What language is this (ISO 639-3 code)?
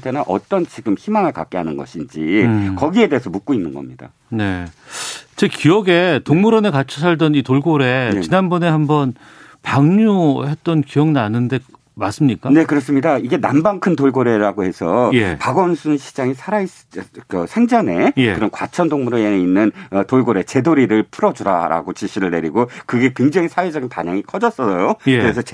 kor